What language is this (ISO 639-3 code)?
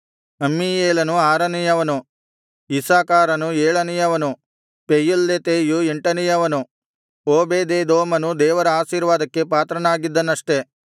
kan